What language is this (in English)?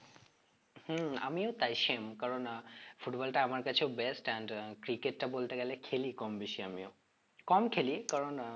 Bangla